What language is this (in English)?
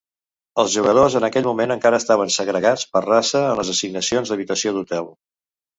Catalan